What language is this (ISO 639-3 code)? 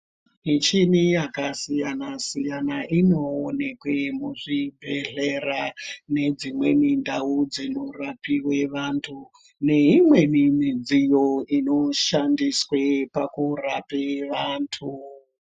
ndc